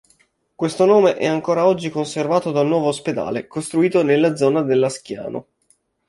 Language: Italian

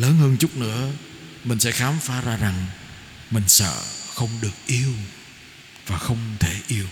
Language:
Vietnamese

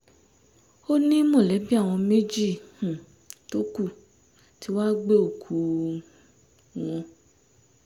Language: Yoruba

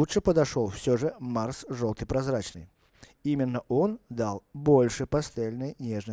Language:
Russian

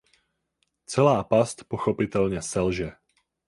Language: Czech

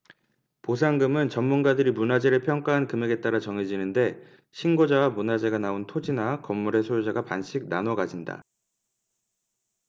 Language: Korean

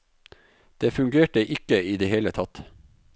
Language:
Norwegian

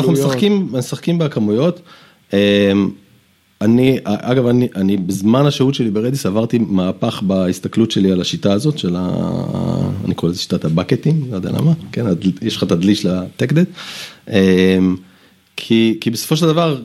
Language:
Hebrew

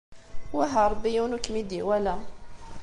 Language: Kabyle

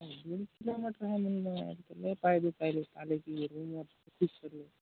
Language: Marathi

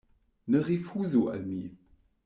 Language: Esperanto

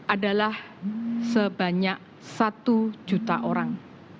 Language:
Indonesian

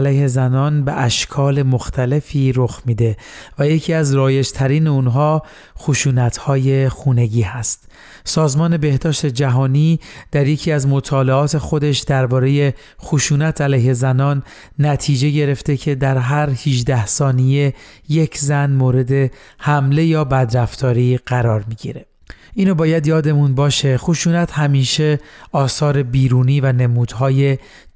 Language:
Persian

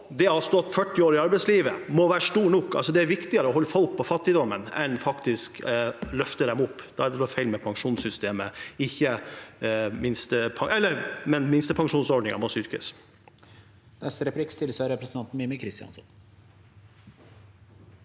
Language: Norwegian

